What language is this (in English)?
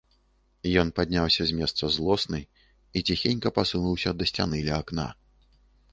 Belarusian